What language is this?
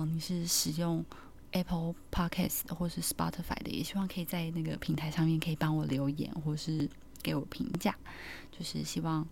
Chinese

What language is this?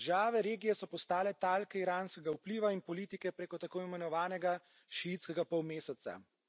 Slovenian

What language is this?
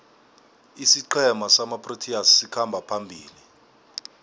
South Ndebele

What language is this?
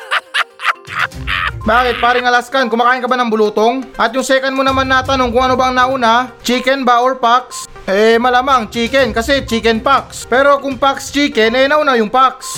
Filipino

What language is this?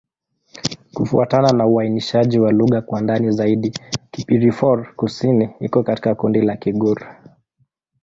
Swahili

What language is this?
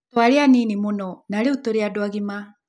Kikuyu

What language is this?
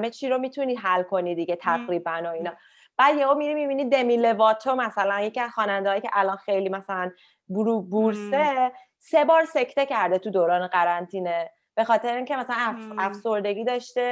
Persian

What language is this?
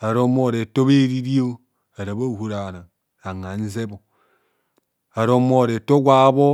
Kohumono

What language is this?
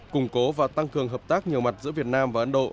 Vietnamese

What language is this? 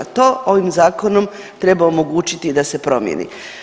Croatian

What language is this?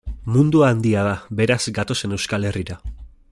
Basque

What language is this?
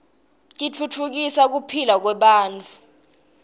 Swati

